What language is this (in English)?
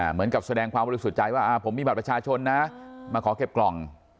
Thai